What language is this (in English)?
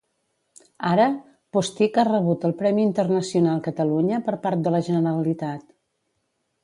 Catalan